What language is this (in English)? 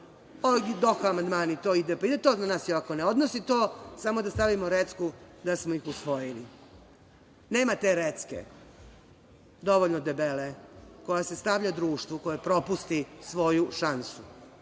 Serbian